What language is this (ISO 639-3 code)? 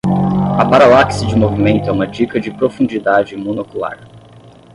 por